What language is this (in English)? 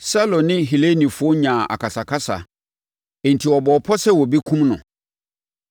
Akan